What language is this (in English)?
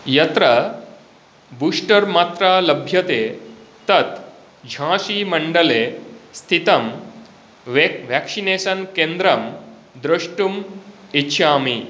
Sanskrit